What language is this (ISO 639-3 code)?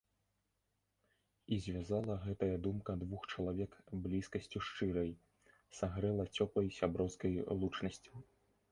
bel